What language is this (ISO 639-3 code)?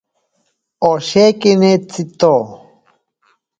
prq